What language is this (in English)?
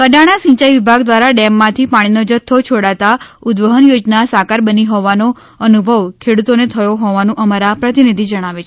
Gujarati